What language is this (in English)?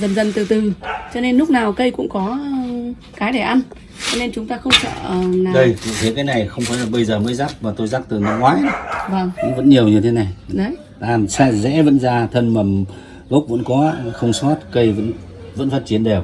Vietnamese